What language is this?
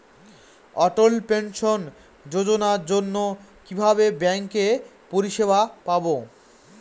Bangla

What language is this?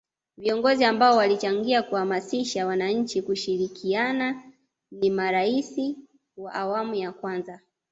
Swahili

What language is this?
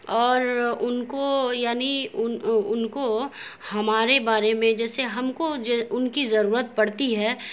Urdu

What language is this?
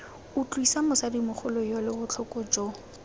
Tswana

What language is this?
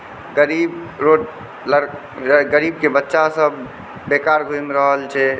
Maithili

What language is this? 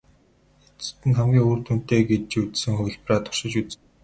Mongolian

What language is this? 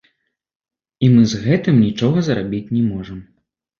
Belarusian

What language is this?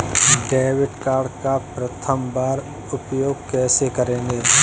Hindi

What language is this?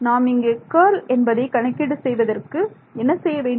Tamil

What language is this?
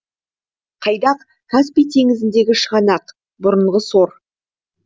Kazakh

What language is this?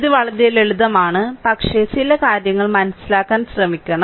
Malayalam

